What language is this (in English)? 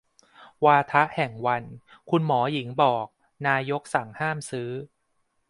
Thai